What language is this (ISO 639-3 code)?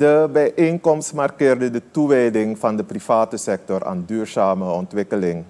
nld